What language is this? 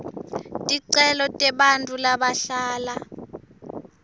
Swati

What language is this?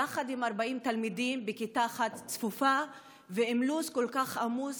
Hebrew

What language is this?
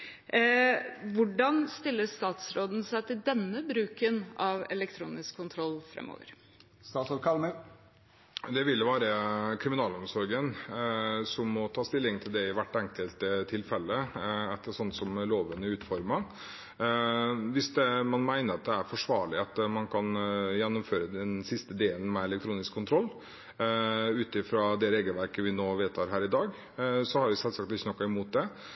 Norwegian Bokmål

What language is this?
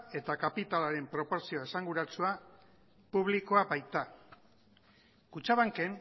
Basque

